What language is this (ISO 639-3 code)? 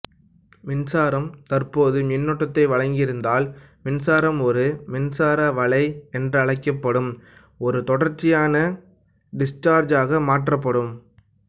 tam